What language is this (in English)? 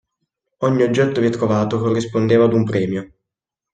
Italian